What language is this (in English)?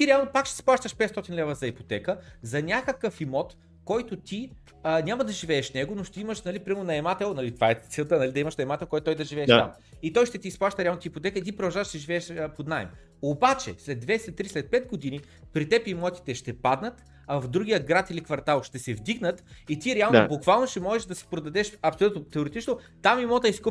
Bulgarian